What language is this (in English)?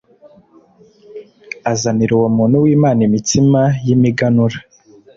Kinyarwanda